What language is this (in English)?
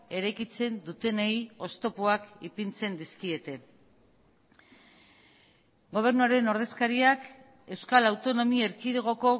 Basque